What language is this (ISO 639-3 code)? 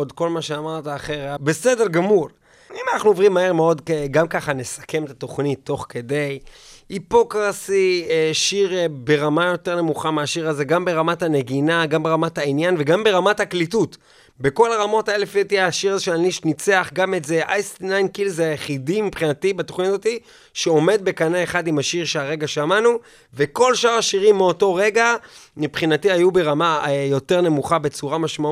heb